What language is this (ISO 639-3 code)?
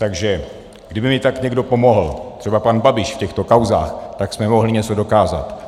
ces